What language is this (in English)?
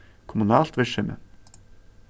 Faroese